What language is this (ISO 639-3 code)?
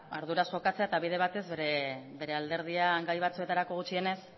eus